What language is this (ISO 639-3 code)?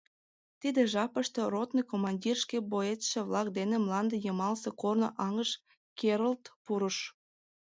chm